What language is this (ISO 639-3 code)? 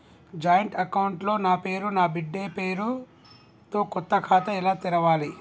tel